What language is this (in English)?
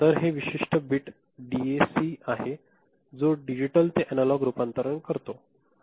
Marathi